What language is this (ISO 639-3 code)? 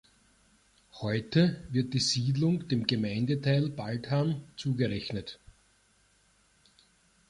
deu